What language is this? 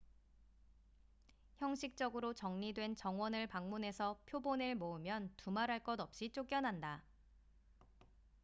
Korean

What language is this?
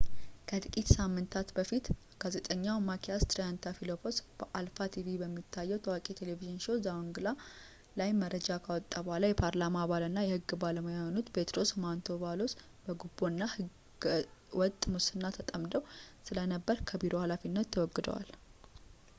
Amharic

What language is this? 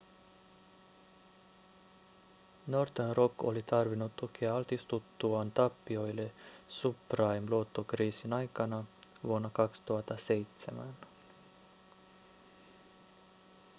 Finnish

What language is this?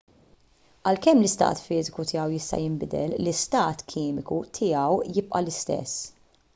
Maltese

